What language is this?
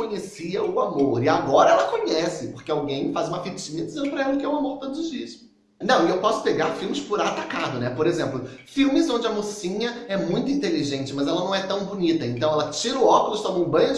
Portuguese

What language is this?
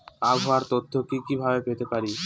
Bangla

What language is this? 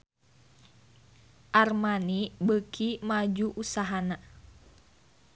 Sundanese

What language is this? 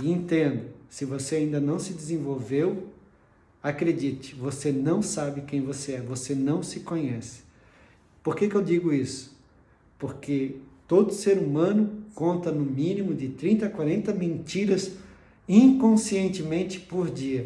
Portuguese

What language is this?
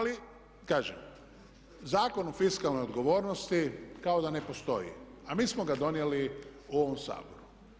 Croatian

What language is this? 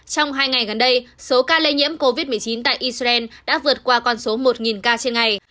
Vietnamese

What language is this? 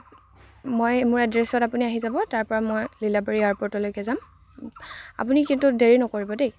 Assamese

